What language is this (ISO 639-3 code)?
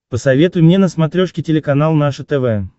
rus